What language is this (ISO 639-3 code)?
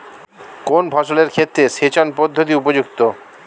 ben